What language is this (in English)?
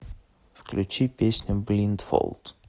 Russian